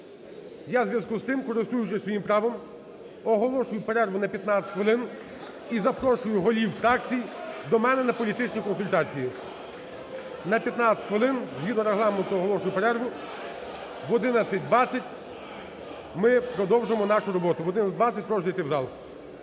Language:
Ukrainian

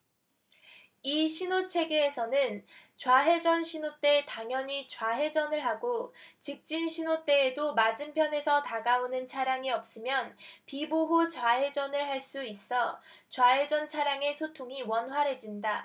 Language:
Korean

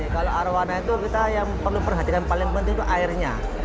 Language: Indonesian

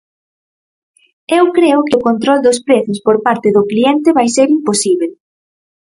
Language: Galician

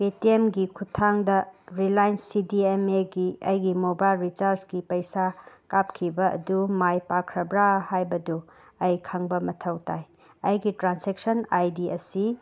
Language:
Manipuri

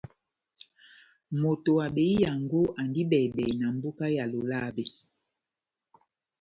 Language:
Batanga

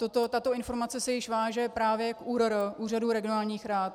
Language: Czech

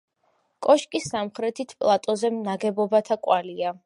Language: Georgian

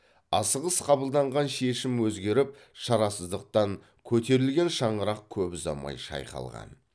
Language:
Kazakh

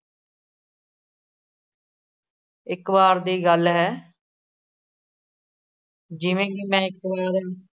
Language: Punjabi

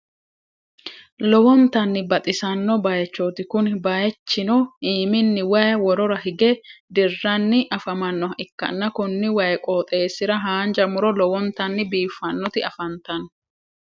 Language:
Sidamo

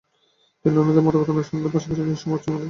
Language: Bangla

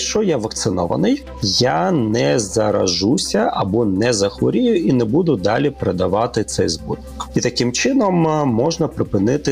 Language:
Ukrainian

